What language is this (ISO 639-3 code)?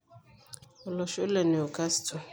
mas